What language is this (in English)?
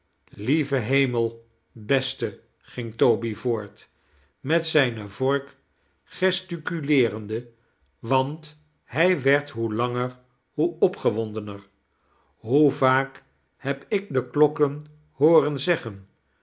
Dutch